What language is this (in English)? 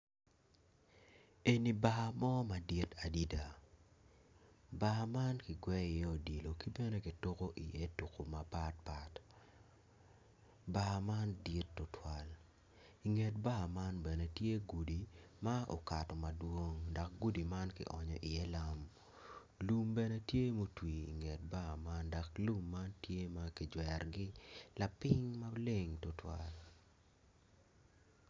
Acoli